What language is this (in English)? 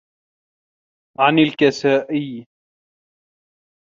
Arabic